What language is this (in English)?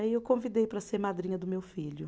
Portuguese